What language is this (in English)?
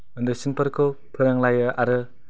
Bodo